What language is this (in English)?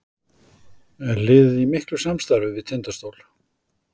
Icelandic